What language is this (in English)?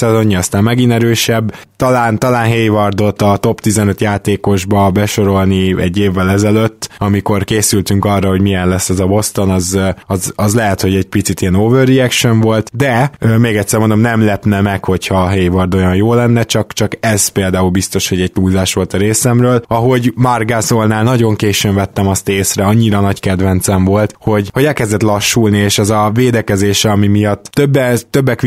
Hungarian